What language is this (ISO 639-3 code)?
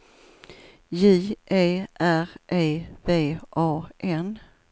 swe